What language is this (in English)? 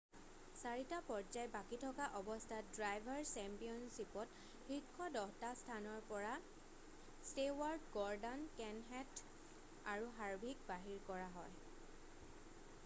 Assamese